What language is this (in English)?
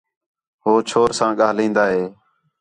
Khetrani